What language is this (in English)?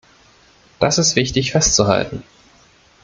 German